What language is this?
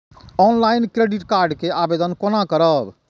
Maithili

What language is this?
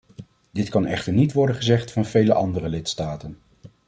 Dutch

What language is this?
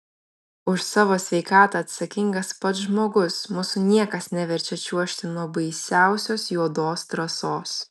Lithuanian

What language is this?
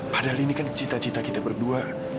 Indonesian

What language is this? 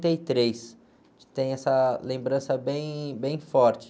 Portuguese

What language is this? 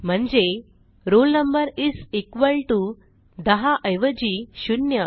Marathi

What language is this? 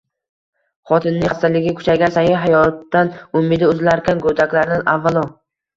Uzbek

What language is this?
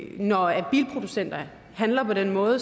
Danish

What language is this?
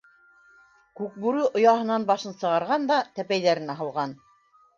Bashkir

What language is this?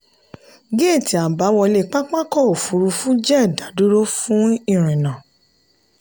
Yoruba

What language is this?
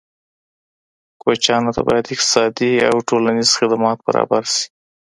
Pashto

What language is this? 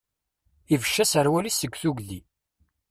Kabyle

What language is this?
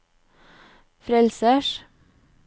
Norwegian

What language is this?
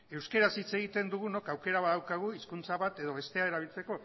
Basque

